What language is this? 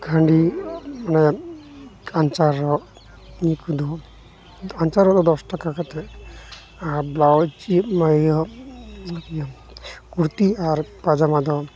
Santali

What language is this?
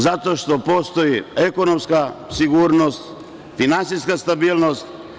Serbian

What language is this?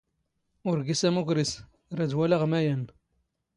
Standard Moroccan Tamazight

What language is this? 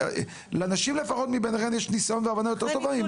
Hebrew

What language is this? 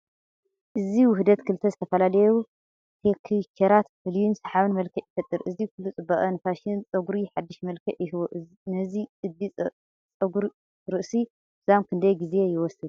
Tigrinya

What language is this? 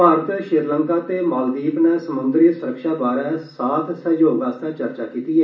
Dogri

